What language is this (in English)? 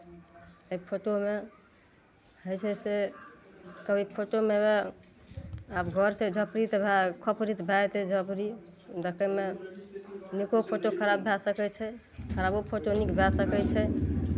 Maithili